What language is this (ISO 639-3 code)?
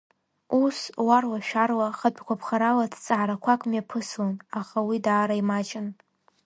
abk